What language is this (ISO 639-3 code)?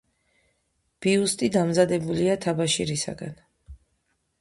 kat